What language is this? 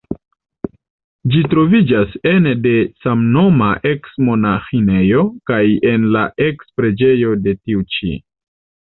Esperanto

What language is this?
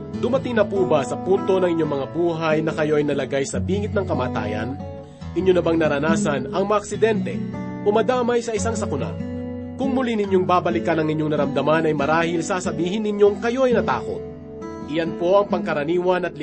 Filipino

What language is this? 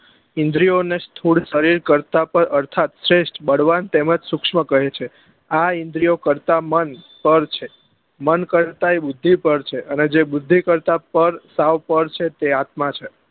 Gujarati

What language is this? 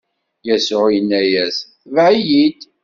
Kabyle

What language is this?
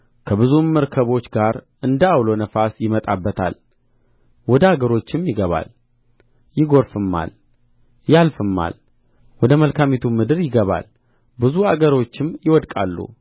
Amharic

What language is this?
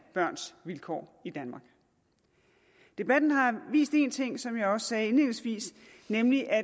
Danish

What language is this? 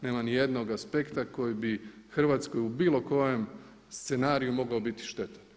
Croatian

